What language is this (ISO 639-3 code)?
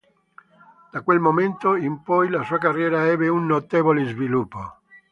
ita